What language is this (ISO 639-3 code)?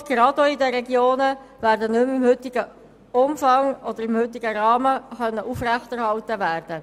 gsw